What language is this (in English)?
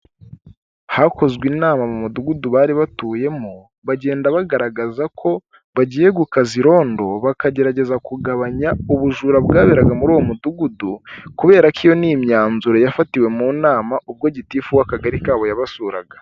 Kinyarwanda